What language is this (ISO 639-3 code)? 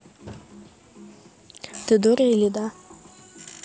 rus